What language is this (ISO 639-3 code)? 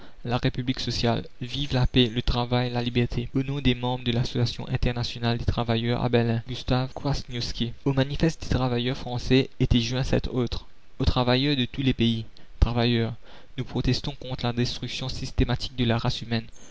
fra